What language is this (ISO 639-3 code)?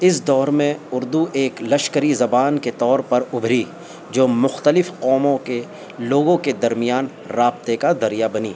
urd